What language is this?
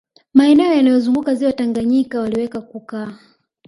Swahili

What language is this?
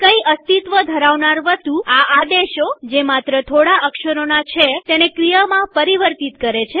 Gujarati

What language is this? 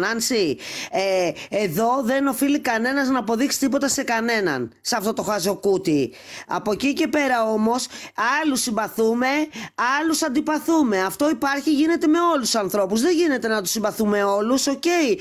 Greek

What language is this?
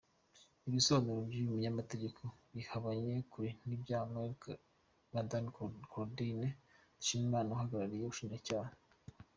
Kinyarwanda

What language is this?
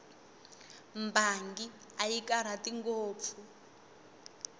Tsonga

